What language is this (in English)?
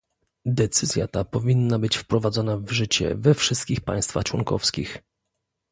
Polish